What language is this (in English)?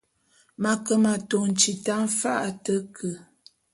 Bulu